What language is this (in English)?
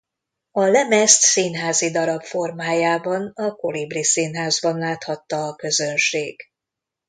Hungarian